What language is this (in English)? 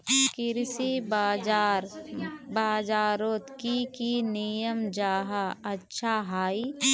Magahi